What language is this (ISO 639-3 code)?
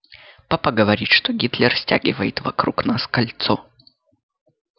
rus